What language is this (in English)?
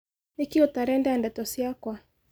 Kikuyu